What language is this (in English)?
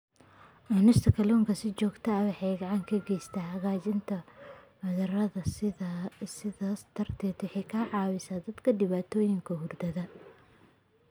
Somali